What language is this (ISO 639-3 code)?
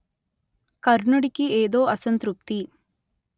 tel